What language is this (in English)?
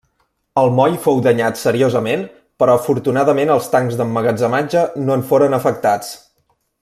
Catalan